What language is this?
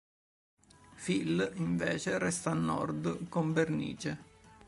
Italian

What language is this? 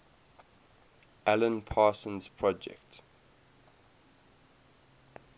English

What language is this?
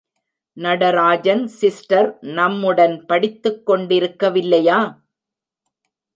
Tamil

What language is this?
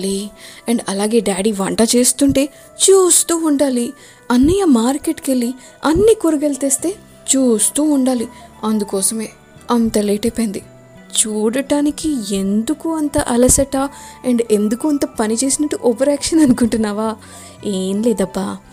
Telugu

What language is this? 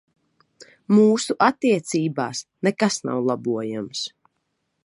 Latvian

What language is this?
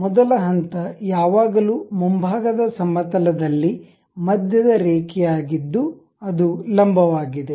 Kannada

